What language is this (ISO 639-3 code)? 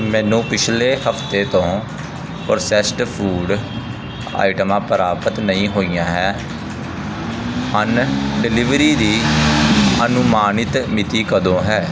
pan